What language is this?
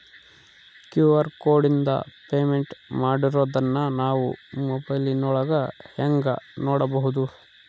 Kannada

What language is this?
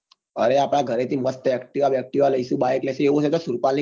Gujarati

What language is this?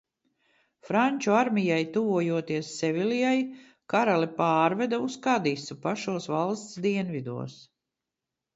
Latvian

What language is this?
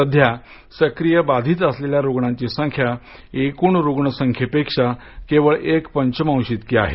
Marathi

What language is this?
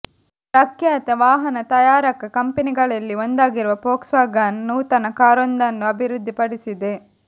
Kannada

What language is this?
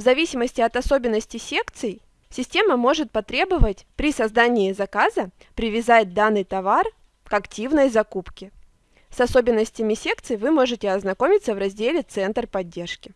Russian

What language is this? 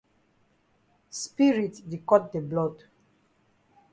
Cameroon Pidgin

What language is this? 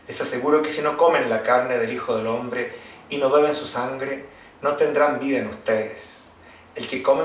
Spanish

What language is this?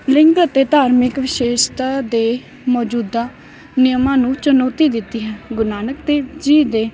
Punjabi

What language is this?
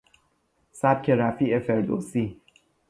Persian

